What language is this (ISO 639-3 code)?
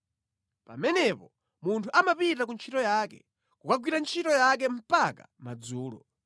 nya